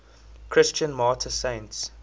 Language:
English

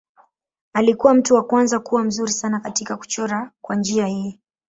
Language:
Swahili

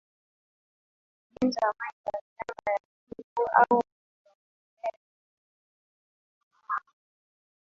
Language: Swahili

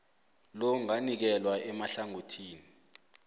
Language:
South Ndebele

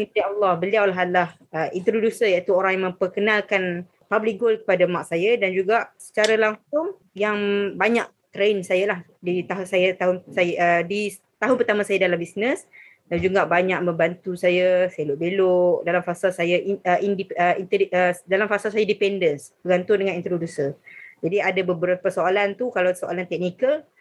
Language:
Malay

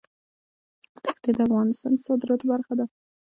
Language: Pashto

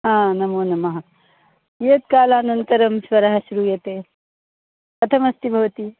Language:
Sanskrit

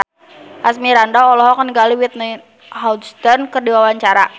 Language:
Sundanese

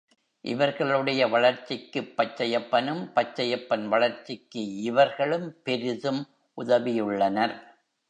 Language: Tamil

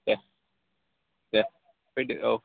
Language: Bodo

